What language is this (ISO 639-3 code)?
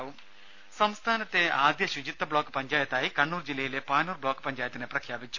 mal